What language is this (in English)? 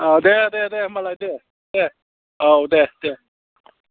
Bodo